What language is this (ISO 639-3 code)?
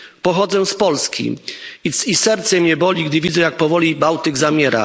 pol